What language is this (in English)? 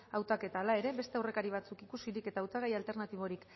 Basque